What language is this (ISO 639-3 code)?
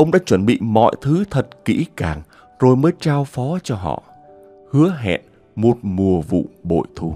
vie